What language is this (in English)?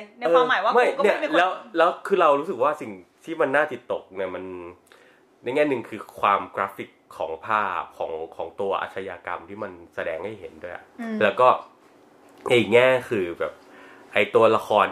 Thai